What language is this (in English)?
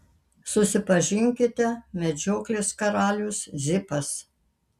Lithuanian